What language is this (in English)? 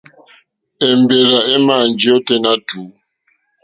Mokpwe